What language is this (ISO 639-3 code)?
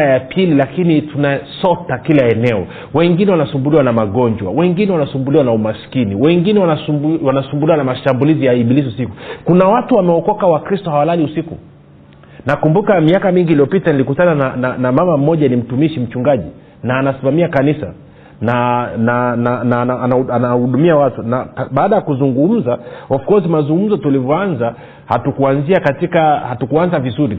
swa